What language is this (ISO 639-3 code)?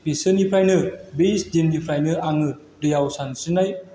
brx